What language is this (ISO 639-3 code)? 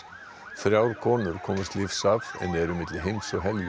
isl